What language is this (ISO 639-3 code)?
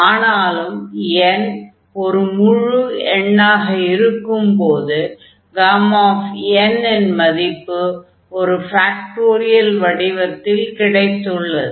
tam